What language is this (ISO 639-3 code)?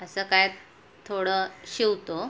mar